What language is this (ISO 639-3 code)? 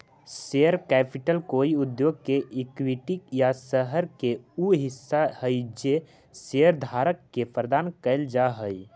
mag